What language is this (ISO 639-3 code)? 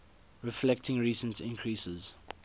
eng